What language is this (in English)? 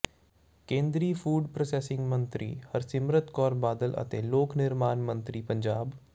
Punjabi